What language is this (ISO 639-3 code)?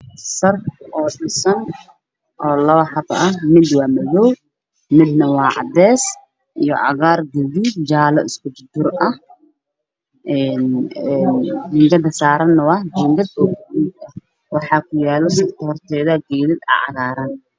som